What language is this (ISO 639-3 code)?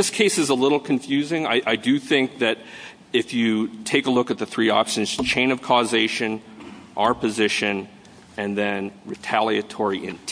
eng